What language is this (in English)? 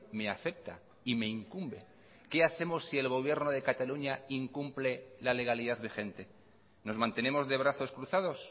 Spanish